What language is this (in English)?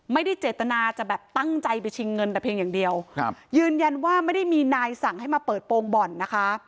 Thai